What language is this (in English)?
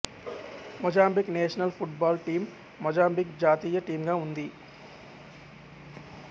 Telugu